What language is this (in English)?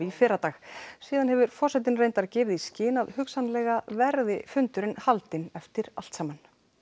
Icelandic